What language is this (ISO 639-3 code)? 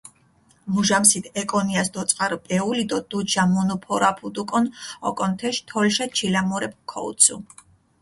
xmf